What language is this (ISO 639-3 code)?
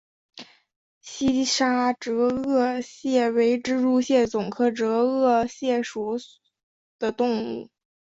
zho